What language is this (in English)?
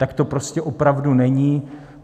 Czech